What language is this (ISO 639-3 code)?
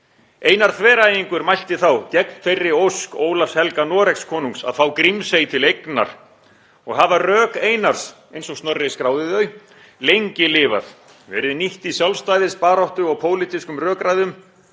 isl